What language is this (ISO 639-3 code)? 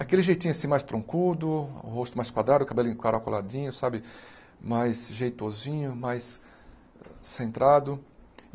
por